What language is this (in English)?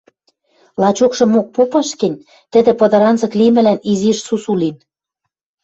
Western Mari